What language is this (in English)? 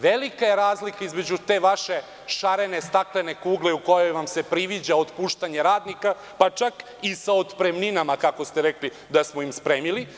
Serbian